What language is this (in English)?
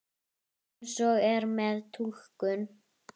Icelandic